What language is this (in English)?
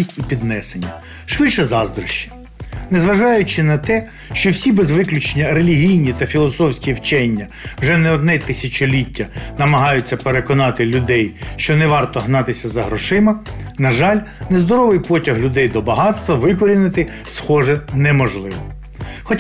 Ukrainian